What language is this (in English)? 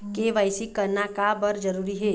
Chhattisgarhi